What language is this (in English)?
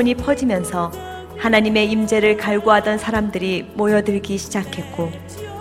Korean